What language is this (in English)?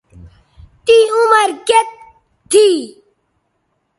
Bateri